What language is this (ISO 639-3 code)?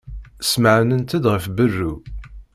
kab